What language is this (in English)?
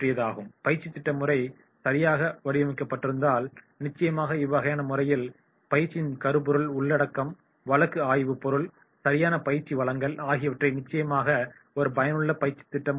Tamil